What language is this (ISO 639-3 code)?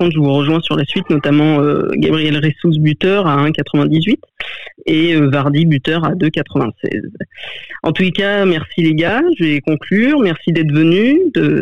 fra